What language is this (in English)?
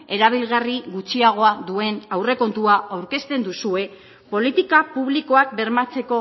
Basque